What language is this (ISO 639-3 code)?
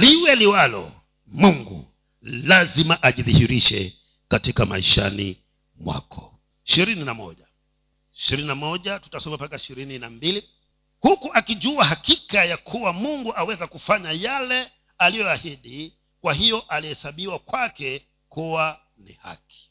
swa